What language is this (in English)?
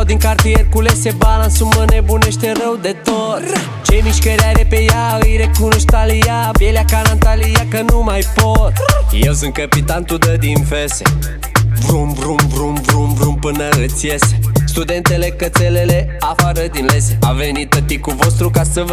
Romanian